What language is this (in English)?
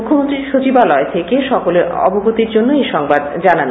Bangla